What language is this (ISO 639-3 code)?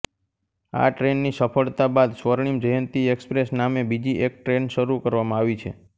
guj